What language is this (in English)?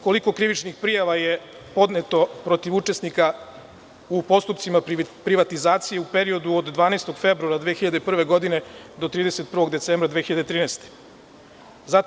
Serbian